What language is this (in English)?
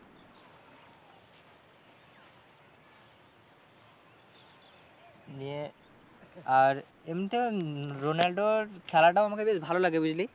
Bangla